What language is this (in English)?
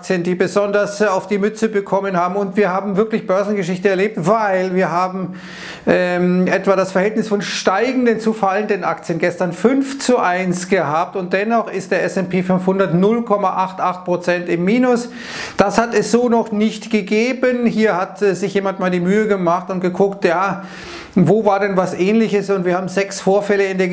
German